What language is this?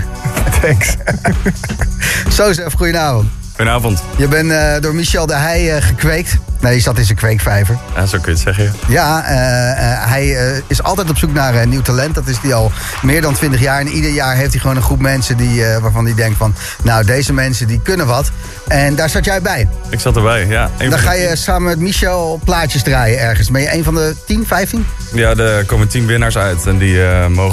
Dutch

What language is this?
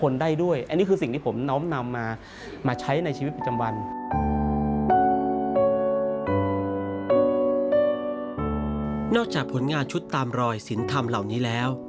Thai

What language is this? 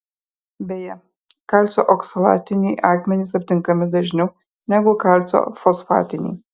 Lithuanian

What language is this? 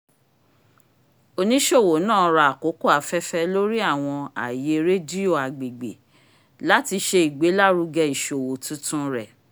Yoruba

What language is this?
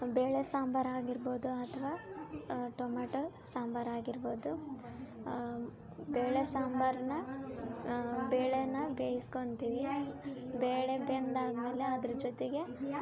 Kannada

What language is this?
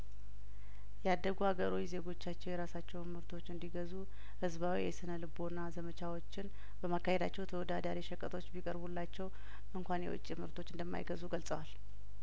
Amharic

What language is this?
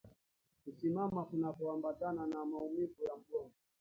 Swahili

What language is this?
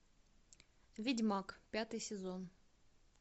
Russian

